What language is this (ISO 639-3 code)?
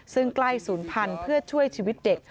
tha